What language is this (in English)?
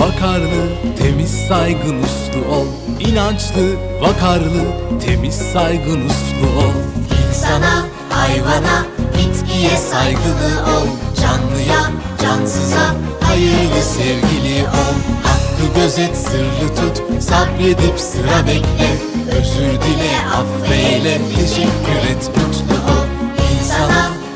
Turkish